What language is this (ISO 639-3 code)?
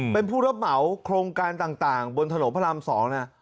tha